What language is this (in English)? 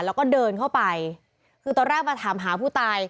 Thai